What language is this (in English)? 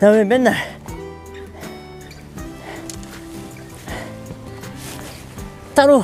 Korean